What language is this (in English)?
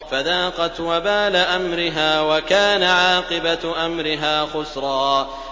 Arabic